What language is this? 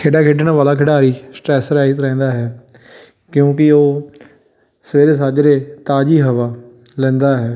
Punjabi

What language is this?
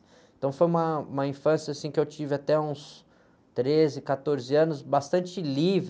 Portuguese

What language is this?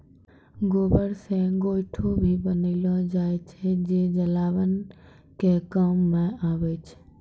Maithili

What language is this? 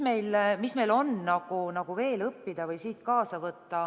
Estonian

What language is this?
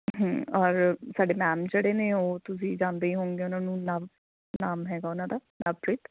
Punjabi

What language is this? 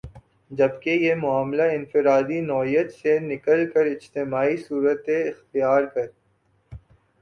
Urdu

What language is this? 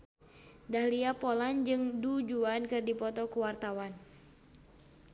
Sundanese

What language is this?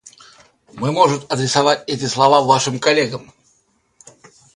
Russian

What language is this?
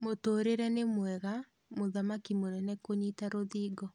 Kikuyu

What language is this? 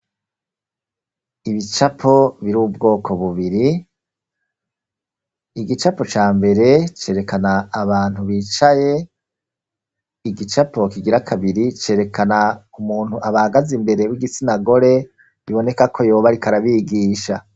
Rundi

